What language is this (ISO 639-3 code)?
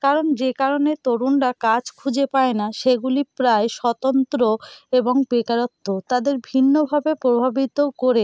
ben